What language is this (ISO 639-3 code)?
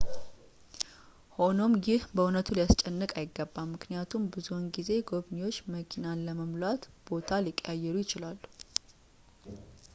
amh